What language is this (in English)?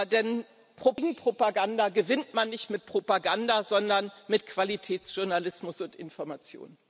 German